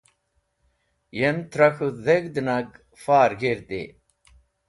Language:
Wakhi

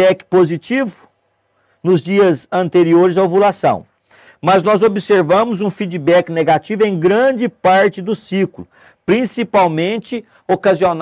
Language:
Portuguese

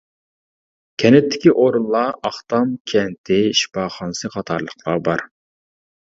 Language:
Uyghur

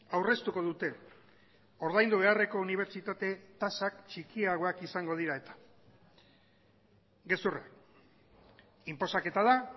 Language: Basque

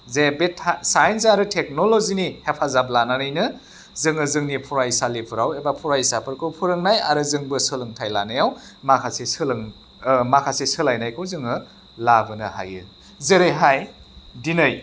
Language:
Bodo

